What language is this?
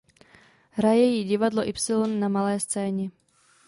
Czech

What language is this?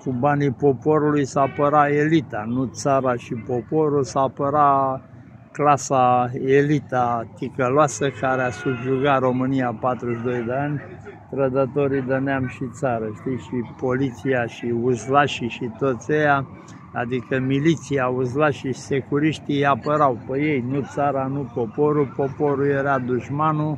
Romanian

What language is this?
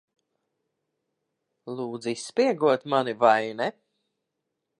Latvian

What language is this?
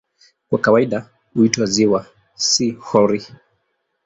Swahili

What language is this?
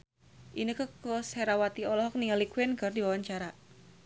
Sundanese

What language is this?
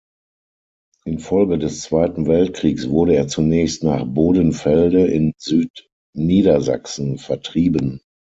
German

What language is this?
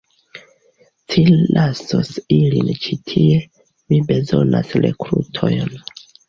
Esperanto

